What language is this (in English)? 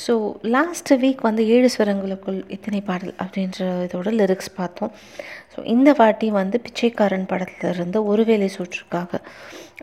Tamil